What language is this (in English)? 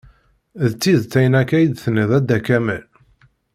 Kabyle